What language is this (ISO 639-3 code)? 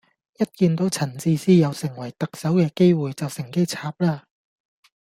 yue